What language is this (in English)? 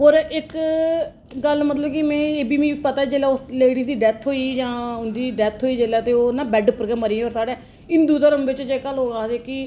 Dogri